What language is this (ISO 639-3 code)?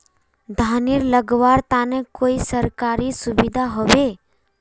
mag